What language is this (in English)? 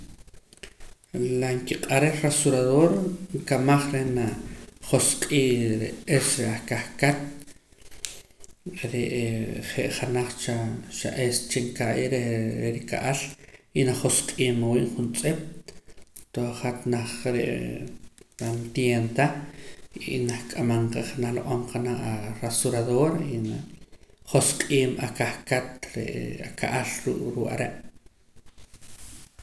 Poqomam